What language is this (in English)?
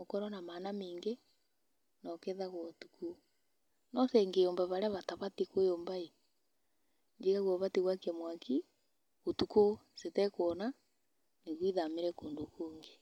Kikuyu